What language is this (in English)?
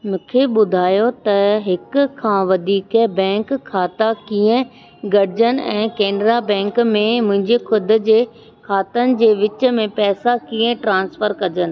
Sindhi